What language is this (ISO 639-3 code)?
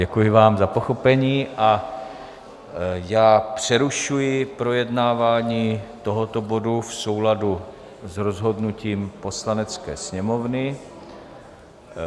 ces